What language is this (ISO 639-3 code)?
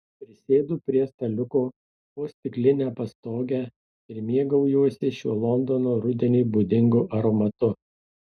lit